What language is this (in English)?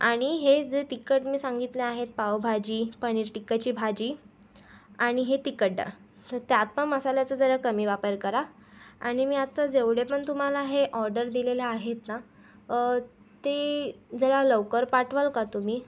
Marathi